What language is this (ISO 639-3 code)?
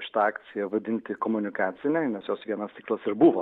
lit